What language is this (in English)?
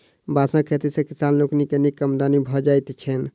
Maithili